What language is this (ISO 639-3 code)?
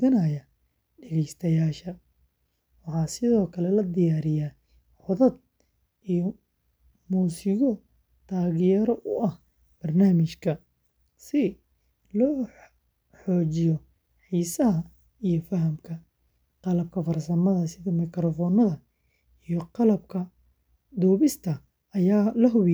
som